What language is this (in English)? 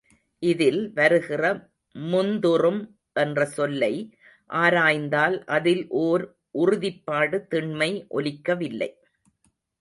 Tamil